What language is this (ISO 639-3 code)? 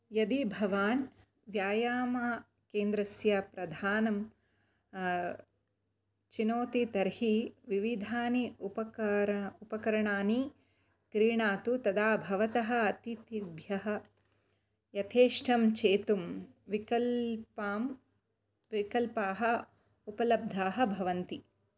san